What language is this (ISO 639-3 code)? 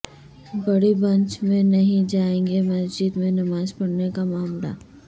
urd